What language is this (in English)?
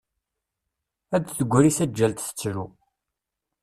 Kabyle